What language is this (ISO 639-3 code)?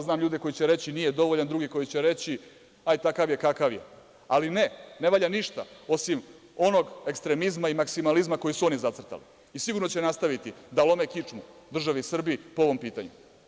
srp